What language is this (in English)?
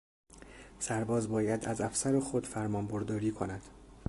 Persian